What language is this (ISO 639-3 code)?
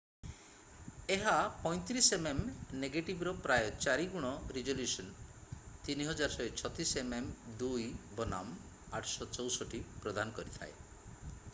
ori